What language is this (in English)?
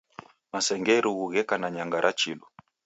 Taita